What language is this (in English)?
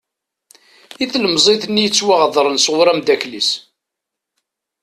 Kabyle